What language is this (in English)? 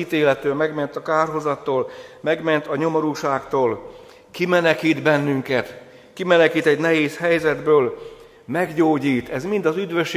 Hungarian